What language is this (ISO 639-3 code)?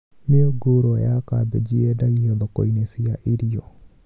kik